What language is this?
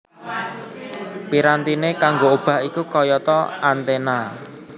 Javanese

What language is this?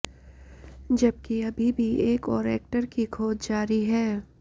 Hindi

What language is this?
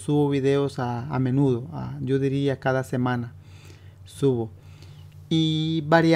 Spanish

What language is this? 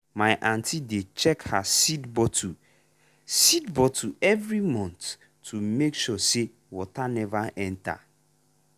Nigerian Pidgin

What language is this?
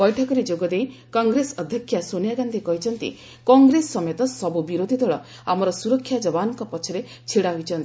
Odia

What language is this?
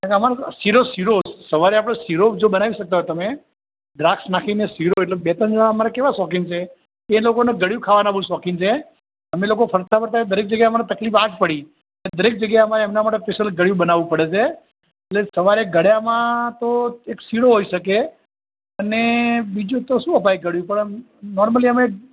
Gujarati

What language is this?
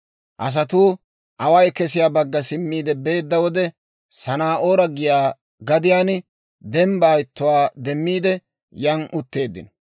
Dawro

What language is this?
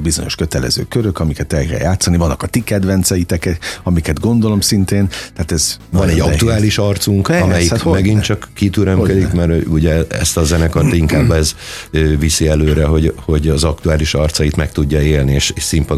Hungarian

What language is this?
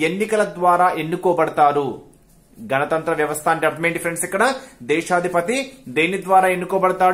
Telugu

